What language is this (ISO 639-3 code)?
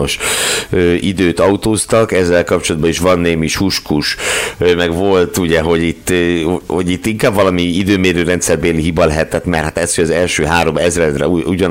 hun